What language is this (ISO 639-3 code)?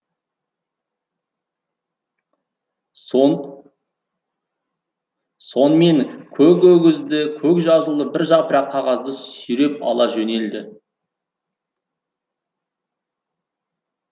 kaz